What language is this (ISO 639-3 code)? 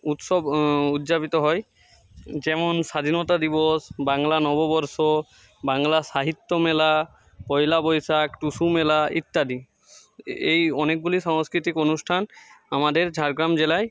ben